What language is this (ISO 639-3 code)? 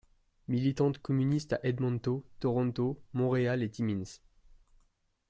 fra